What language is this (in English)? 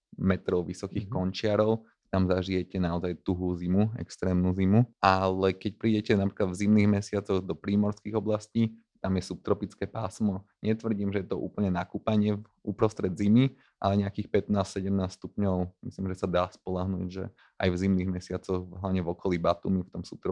Slovak